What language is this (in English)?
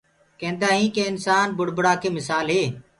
Gurgula